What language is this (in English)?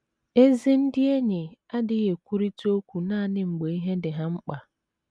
Igbo